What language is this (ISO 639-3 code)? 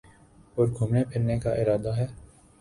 urd